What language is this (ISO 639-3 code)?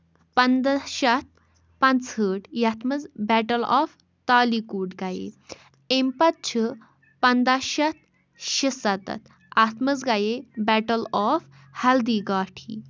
kas